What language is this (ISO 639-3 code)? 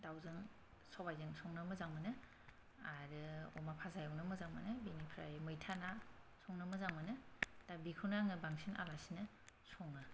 brx